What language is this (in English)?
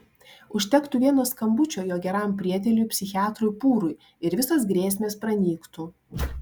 Lithuanian